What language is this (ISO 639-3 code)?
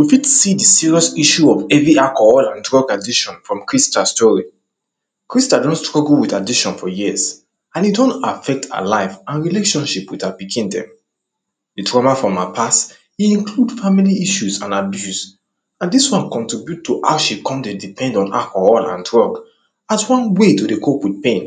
pcm